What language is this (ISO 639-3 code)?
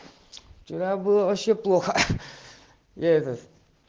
rus